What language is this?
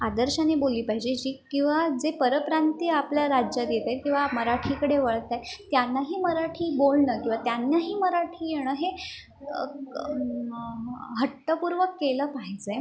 Marathi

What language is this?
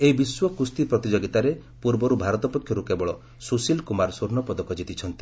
Odia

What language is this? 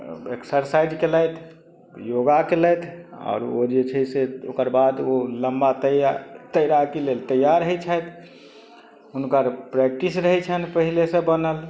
Maithili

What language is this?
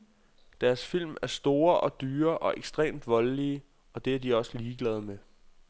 Danish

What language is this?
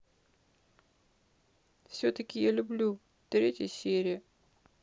Russian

